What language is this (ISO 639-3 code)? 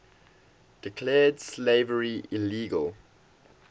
eng